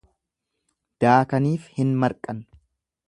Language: Oromo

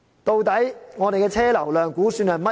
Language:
Cantonese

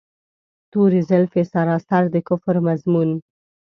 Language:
Pashto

